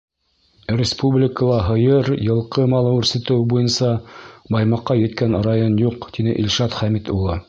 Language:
Bashkir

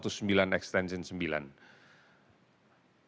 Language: Indonesian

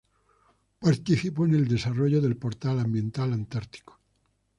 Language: Spanish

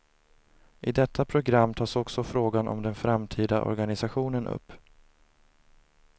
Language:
Swedish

